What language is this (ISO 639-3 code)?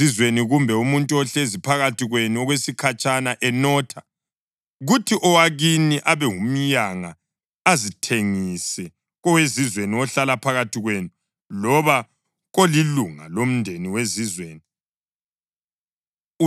nde